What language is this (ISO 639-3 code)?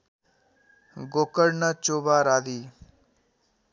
nep